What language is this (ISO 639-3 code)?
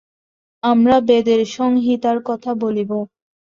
ben